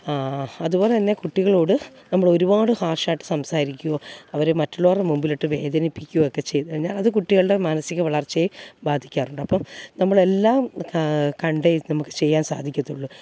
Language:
Malayalam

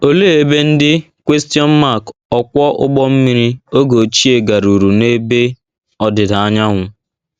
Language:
Igbo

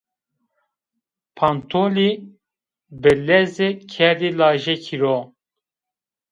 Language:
Zaza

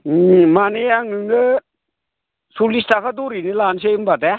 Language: Bodo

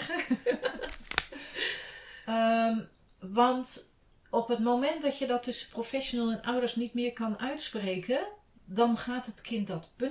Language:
Dutch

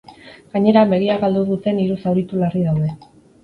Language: Basque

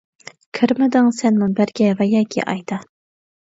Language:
Uyghur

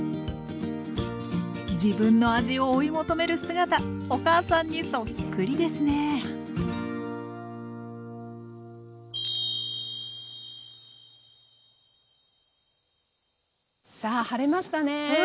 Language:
Japanese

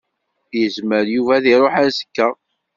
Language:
Kabyle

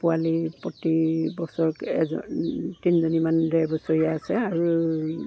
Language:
Assamese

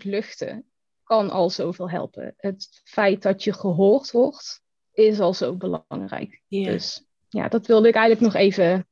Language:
Dutch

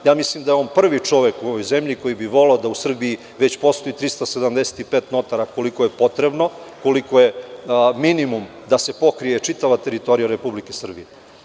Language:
Serbian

